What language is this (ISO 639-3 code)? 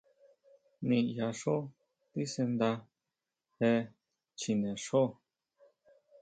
mau